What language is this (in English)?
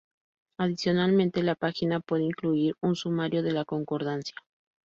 Spanish